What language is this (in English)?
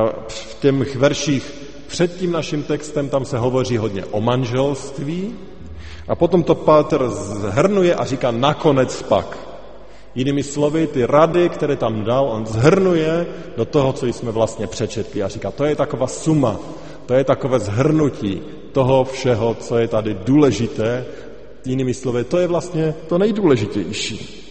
Czech